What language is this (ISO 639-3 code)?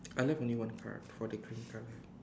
eng